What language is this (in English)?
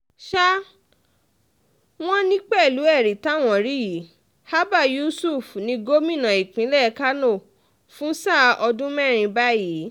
Yoruba